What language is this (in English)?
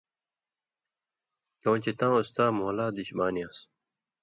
Indus Kohistani